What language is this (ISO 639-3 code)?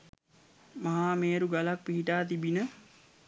sin